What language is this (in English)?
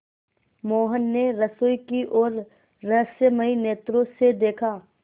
Hindi